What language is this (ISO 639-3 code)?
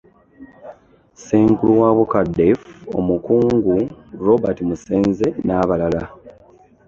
lug